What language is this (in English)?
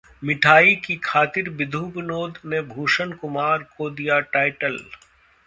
Hindi